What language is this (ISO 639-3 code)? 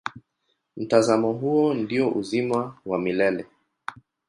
swa